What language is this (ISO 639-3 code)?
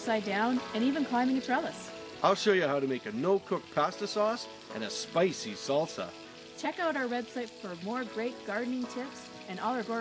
eng